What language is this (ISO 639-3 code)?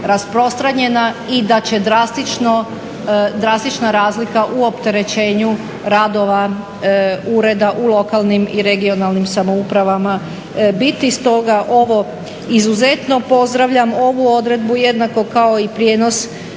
hrv